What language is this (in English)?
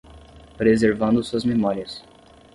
Portuguese